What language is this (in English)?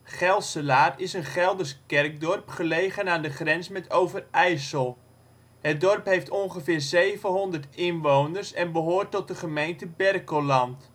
Dutch